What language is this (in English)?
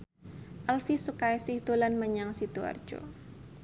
Javanese